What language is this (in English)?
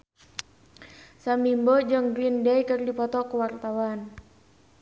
Sundanese